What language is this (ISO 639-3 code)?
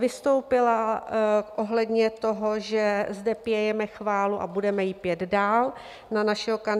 ces